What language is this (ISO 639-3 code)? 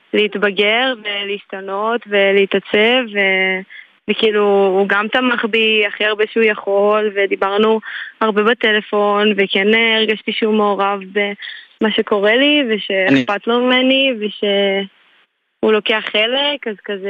heb